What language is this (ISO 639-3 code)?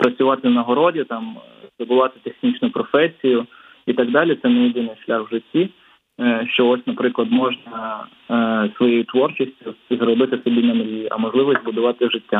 ukr